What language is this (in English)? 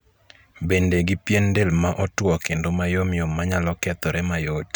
Luo (Kenya and Tanzania)